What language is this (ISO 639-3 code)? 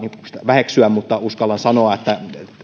fin